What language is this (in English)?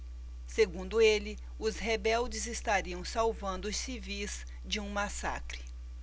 Portuguese